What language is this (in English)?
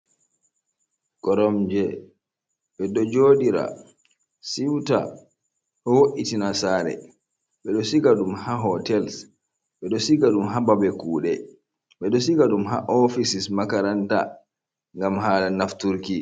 Fula